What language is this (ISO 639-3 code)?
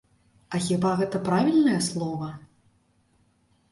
bel